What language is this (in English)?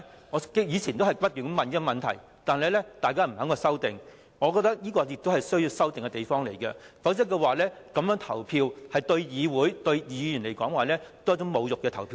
Cantonese